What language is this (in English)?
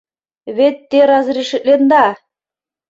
Mari